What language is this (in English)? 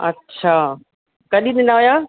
Sindhi